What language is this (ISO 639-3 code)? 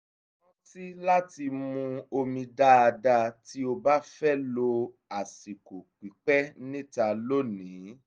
yor